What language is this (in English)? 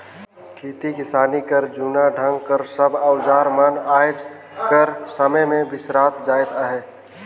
Chhattisgarhi